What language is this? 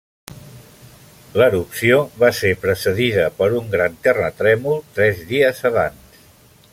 Catalan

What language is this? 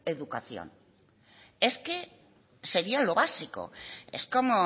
Spanish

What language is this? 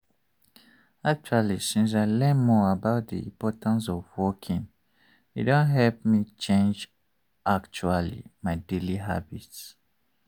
Nigerian Pidgin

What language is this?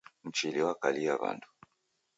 Taita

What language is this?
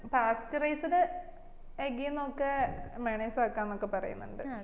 Malayalam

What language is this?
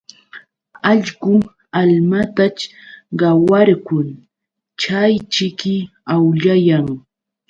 Yauyos Quechua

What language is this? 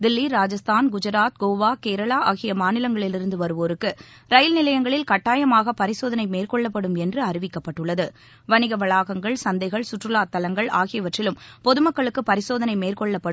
Tamil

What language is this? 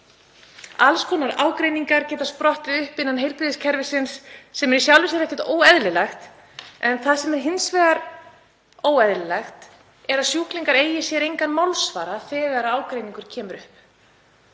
Icelandic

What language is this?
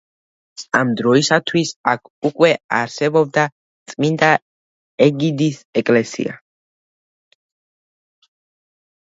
Georgian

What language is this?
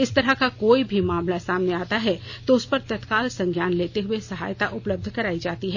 Hindi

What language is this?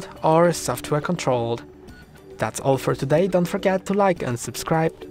English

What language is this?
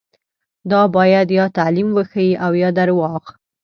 Pashto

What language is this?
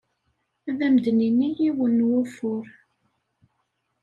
Kabyle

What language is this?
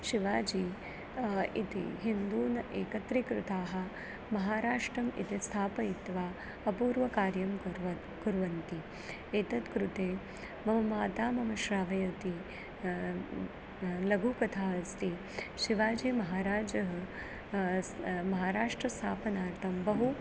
Sanskrit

